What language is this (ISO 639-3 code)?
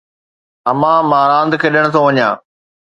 snd